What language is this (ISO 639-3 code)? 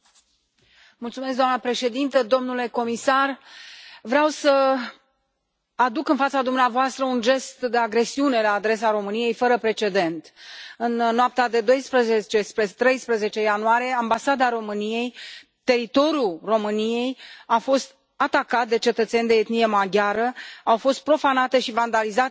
ron